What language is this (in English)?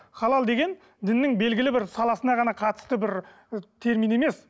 Kazakh